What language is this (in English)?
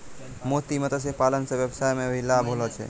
Maithili